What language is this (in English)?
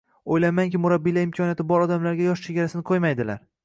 Uzbek